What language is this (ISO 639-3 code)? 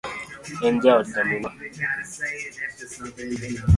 luo